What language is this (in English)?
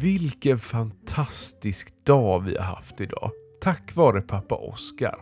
Swedish